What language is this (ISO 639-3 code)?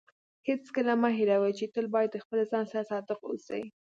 pus